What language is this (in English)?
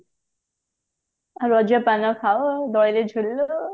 Odia